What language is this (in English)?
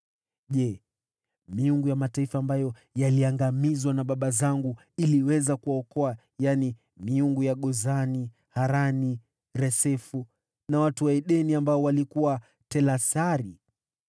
Swahili